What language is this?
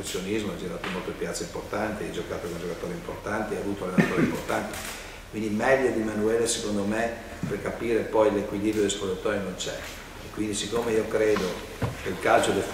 Italian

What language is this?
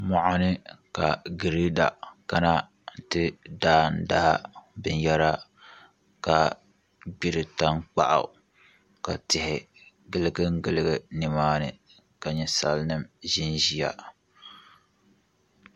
Dagbani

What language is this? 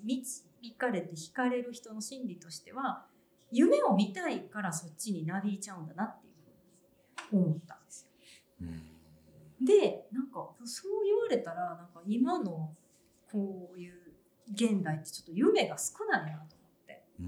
Japanese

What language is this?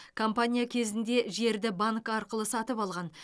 Kazakh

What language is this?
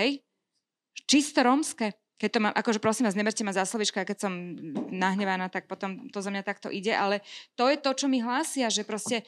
Slovak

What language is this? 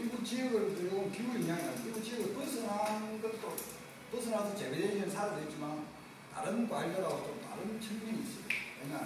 Korean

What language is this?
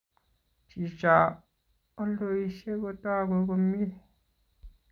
Kalenjin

